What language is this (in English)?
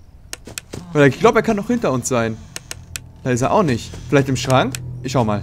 German